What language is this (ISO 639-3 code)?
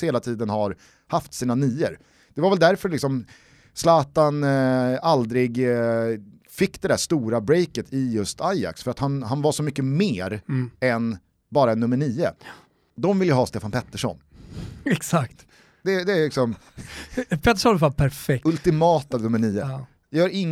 swe